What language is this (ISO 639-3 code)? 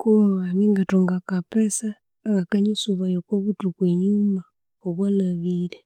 koo